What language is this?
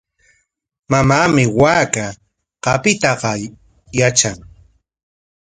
Corongo Ancash Quechua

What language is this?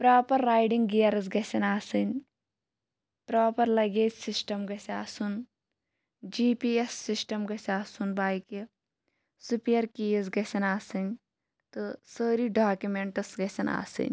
Kashmiri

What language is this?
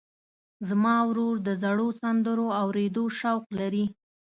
Pashto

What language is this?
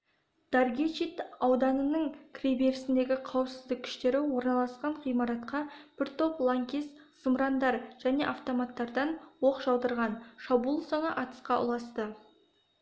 Kazakh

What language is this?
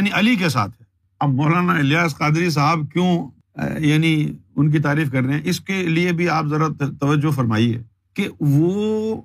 Urdu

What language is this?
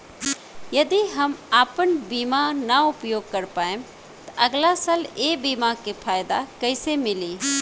Bhojpuri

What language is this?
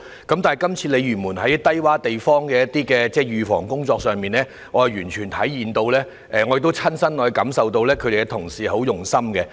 Cantonese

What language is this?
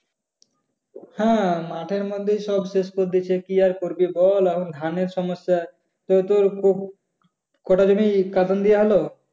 Bangla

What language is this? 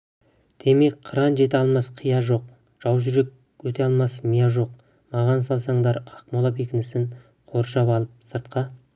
Kazakh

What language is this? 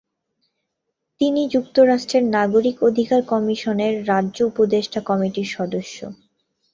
Bangla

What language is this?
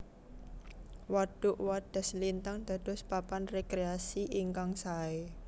Javanese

